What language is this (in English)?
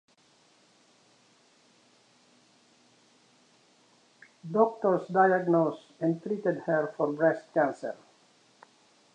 English